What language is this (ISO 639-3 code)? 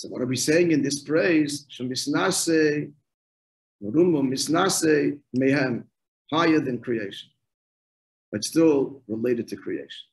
eng